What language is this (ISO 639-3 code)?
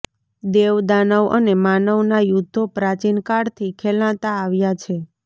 guj